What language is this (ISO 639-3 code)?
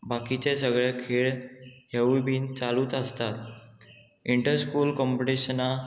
kok